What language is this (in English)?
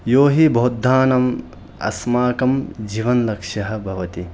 Sanskrit